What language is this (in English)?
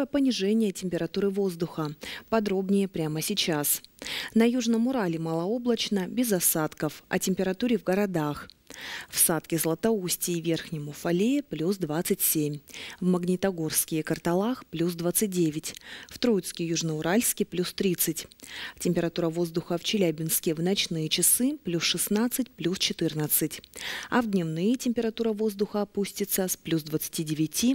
Russian